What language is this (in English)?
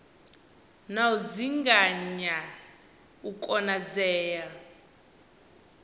Venda